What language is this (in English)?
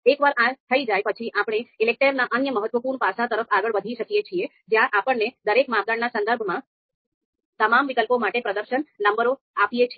Gujarati